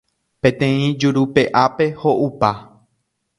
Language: Guarani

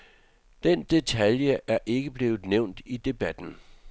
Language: Danish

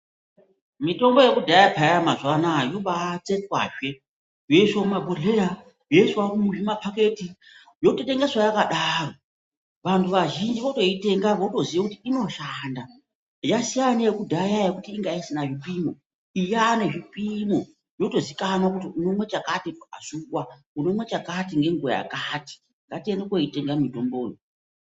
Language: Ndau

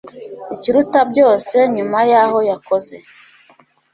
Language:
Kinyarwanda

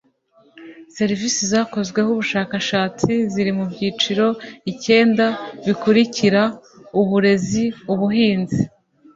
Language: Kinyarwanda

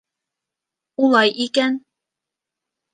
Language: Bashkir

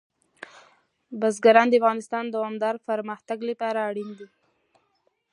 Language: Pashto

